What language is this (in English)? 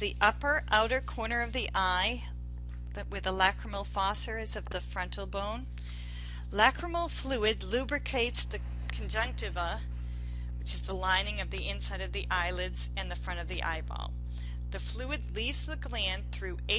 English